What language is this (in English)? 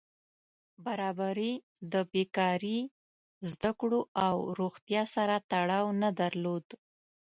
Pashto